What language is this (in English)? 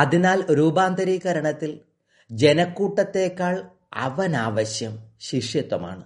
Malayalam